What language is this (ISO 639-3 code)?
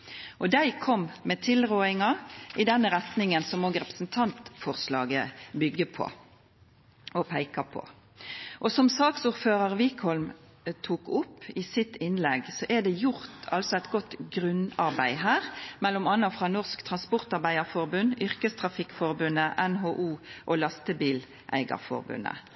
nno